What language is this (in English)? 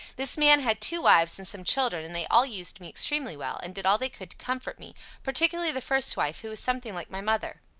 English